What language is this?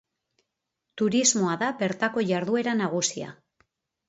Basque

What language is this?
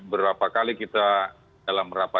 Indonesian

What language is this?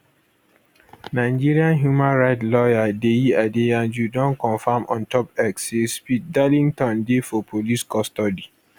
Nigerian Pidgin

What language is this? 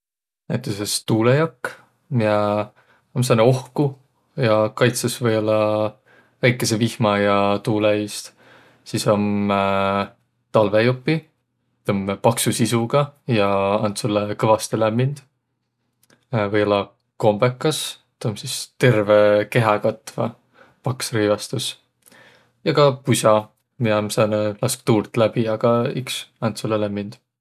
Võro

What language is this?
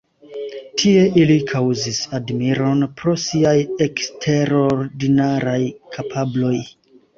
Esperanto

